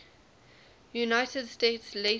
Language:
English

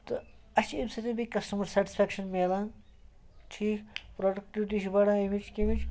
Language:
Kashmiri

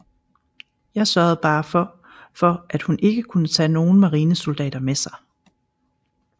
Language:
Danish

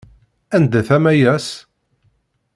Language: Kabyle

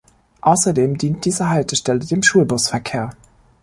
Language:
German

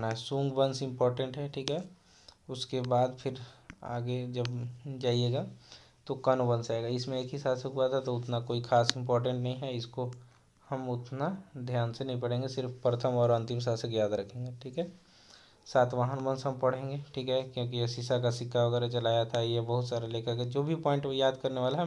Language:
Hindi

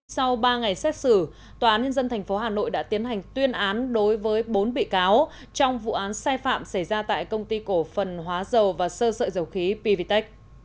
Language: Vietnamese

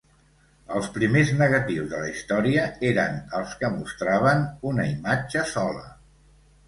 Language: Catalan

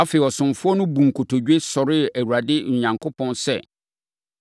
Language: Akan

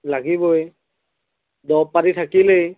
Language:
Assamese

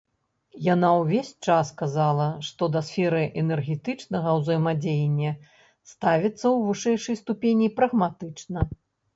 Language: Belarusian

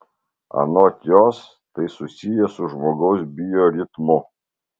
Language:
Lithuanian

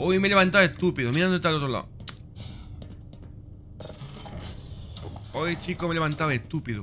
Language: Spanish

